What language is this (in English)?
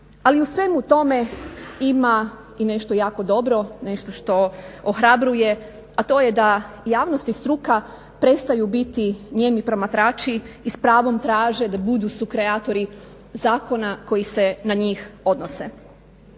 Croatian